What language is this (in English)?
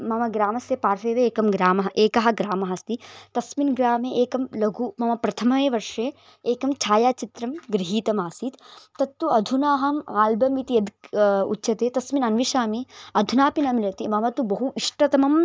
Sanskrit